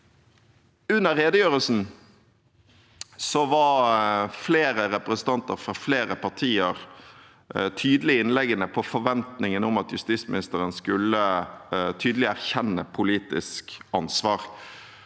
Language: Norwegian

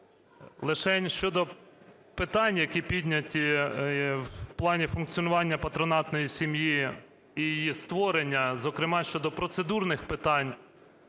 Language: Ukrainian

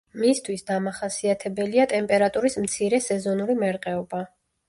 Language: Georgian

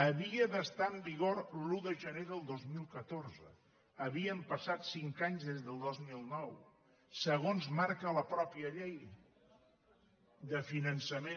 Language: Catalan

